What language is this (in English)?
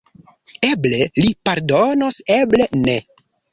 Esperanto